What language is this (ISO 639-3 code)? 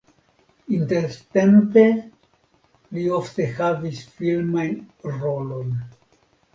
epo